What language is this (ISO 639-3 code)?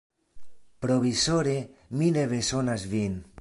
epo